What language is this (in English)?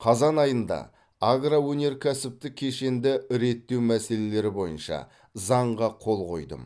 Kazakh